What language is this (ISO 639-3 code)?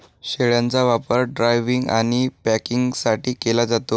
mar